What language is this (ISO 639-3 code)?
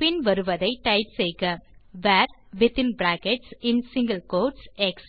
tam